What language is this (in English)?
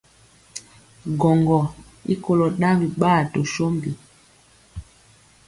Mpiemo